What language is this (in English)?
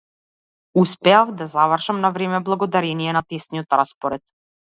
Macedonian